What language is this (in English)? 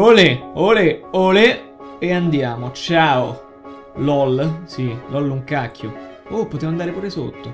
Italian